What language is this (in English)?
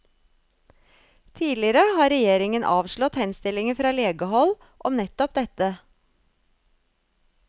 Norwegian